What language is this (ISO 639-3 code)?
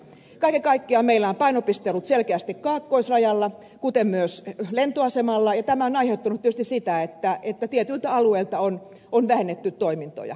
fin